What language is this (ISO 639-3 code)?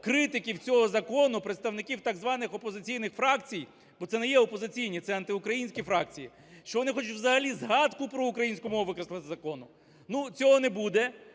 ukr